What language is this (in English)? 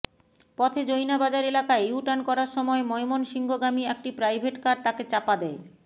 Bangla